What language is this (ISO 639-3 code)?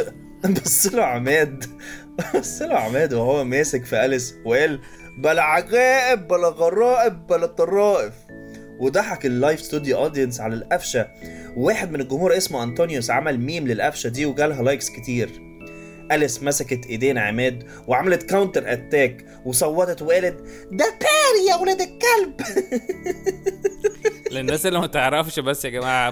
ara